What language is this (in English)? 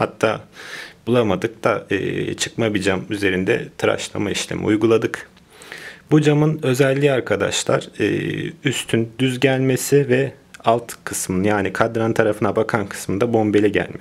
Turkish